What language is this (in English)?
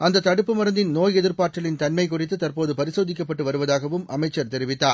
Tamil